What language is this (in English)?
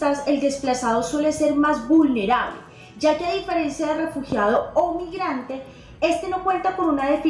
Spanish